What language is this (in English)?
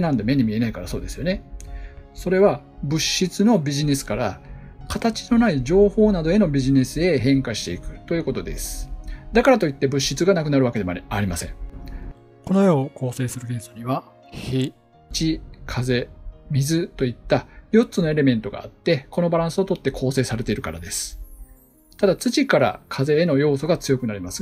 Japanese